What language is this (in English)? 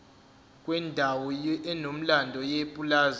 Zulu